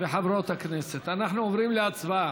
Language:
Hebrew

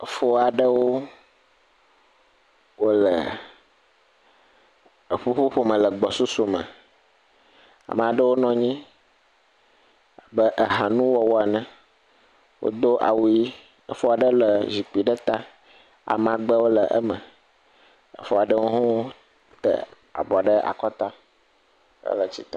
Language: Ewe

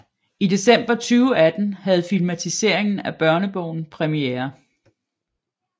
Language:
Danish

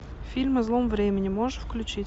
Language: Russian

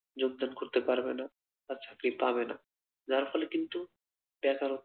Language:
Bangla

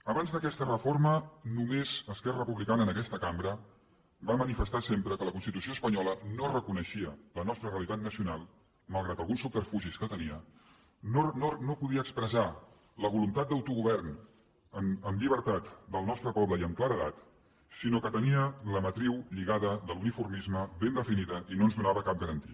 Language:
Catalan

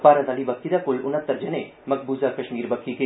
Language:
Dogri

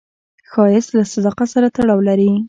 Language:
Pashto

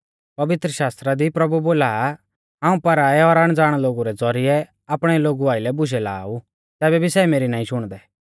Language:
Mahasu Pahari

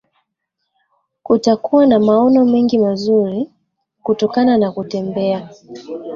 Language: Swahili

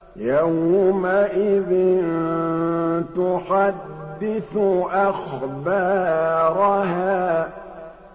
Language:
Arabic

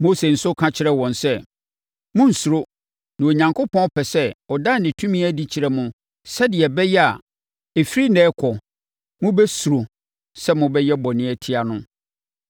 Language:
Akan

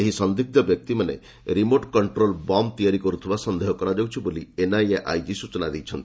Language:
Odia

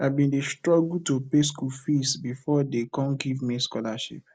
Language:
Nigerian Pidgin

